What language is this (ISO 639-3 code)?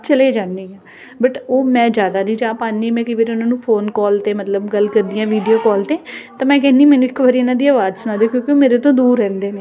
pan